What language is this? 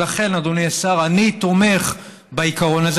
Hebrew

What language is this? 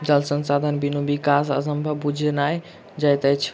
Maithili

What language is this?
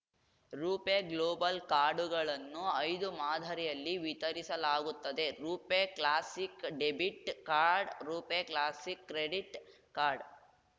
Kannada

